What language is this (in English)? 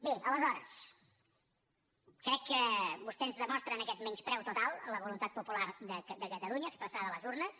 Catalan